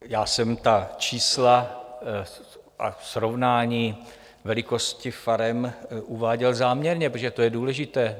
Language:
Czech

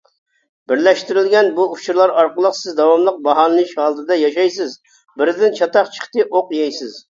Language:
Uyghur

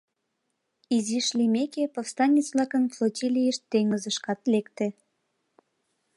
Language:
Mari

